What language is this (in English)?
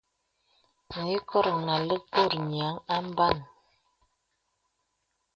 Bebele